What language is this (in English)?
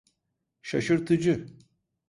Turkish